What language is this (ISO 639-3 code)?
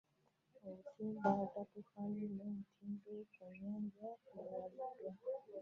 lug